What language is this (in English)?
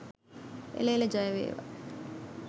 Sinhala